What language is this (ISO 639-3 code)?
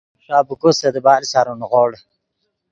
ydg